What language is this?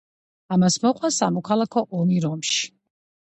Georgian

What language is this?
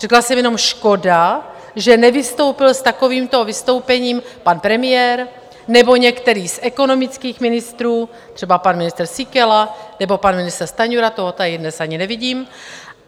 Czech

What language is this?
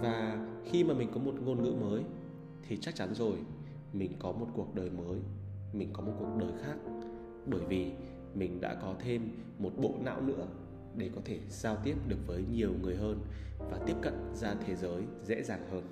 Vietnamese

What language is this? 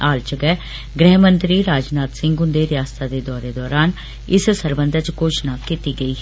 Dogri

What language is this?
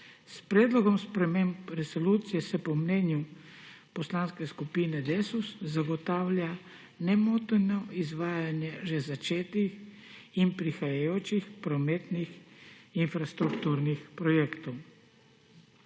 Slovenian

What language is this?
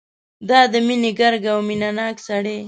Pashto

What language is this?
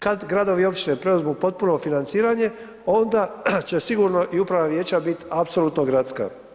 Croatian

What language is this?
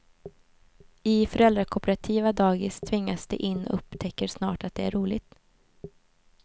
Swedish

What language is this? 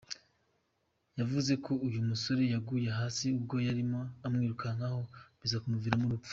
Kinyarwanda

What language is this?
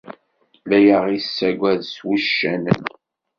Kabyle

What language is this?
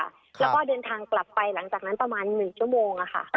Thai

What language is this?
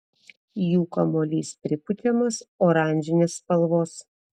Lithuanian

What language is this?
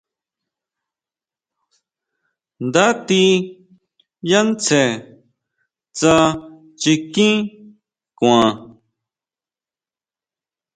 Huautla Mazatec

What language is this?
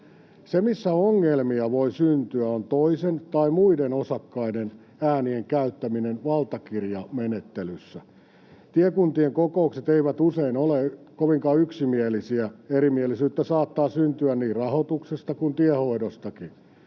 Finnish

